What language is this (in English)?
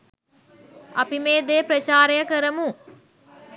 Sinhala